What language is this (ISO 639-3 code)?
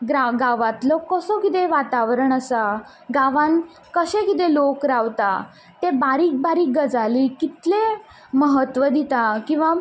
kok